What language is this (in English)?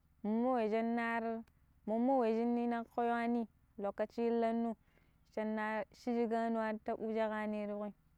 Pero